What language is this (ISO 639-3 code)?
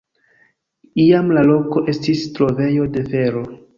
epo